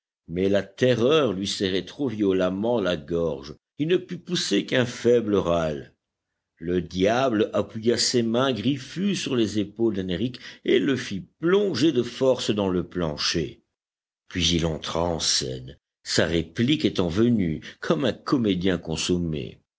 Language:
French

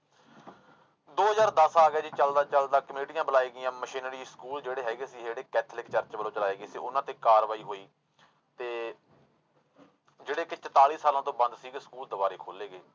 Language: Punjabi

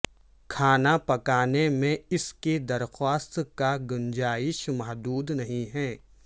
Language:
Urdu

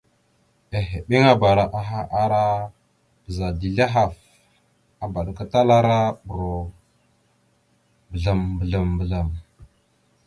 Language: Mada (Cameroon)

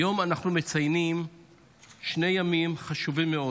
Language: Hebrew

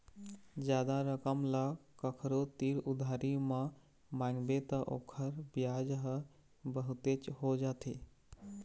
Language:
Chhattisgarhi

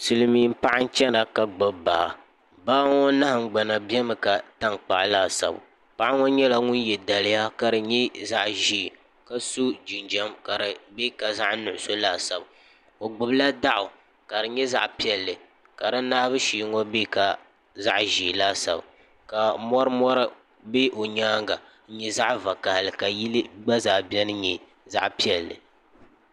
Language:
Dagbani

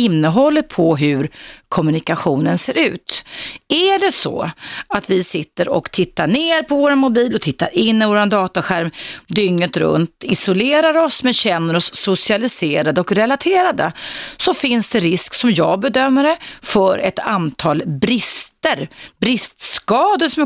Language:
Swedish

